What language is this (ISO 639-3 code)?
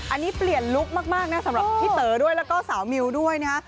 tha